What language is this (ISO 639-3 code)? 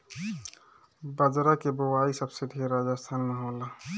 bho